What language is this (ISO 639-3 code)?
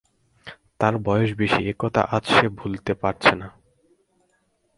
ben